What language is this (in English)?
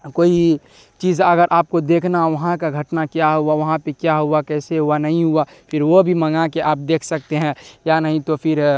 Urdu